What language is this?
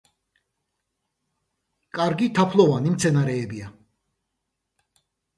Georgian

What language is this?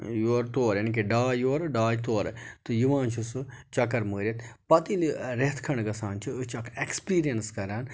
Kashmiri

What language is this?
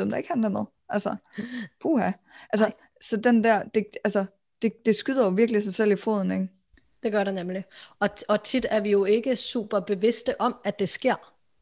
Danish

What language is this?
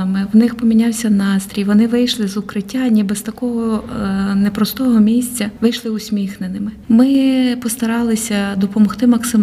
Ukrainian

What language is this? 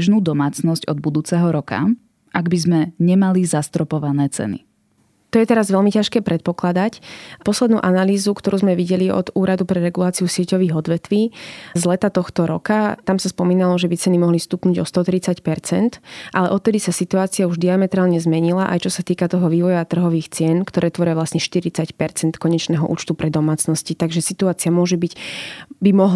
Slovak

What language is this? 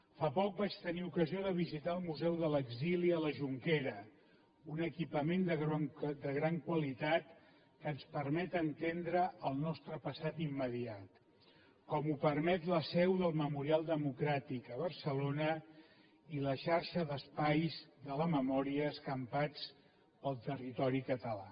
Catalan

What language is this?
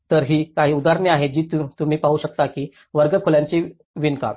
Marathi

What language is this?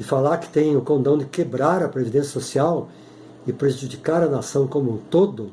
Portuguese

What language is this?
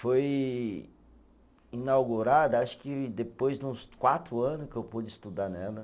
Portuguese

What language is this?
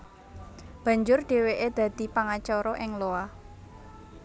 Javanese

